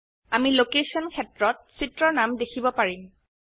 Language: Assamese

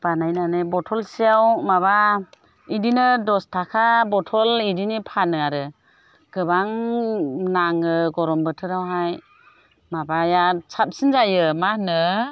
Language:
Bodo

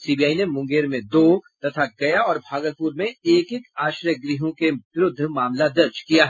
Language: Hindi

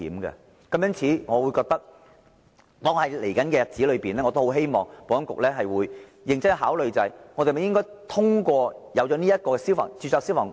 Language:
Cantonese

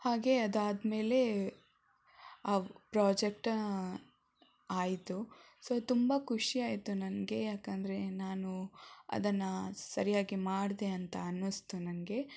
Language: Kannada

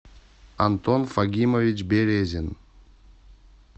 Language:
Russian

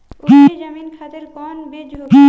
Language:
Bhojpuri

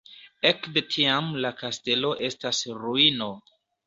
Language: Esperanto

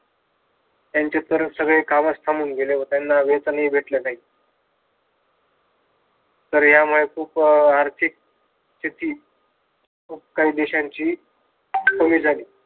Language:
Marathi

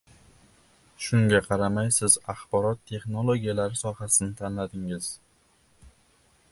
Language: Uzbek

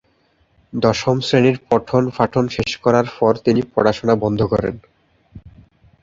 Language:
Bangla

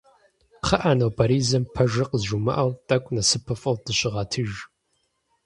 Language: Kabardian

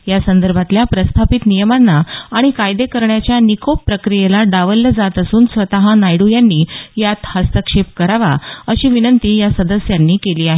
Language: Marathi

